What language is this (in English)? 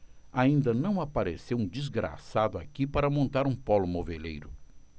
Portuguese